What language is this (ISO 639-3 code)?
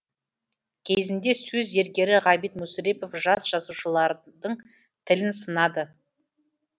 kaz